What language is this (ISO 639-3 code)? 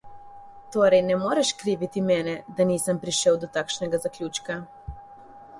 slv